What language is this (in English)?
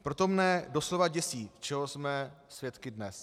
Czech